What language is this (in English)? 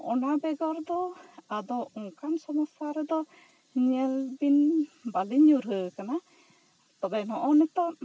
Santali